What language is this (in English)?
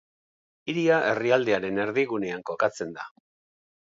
Basque